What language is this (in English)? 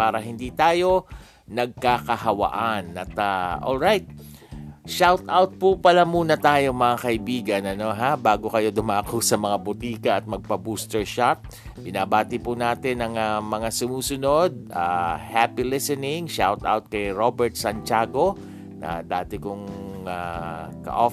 Filipino